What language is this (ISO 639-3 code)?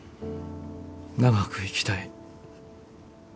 jpn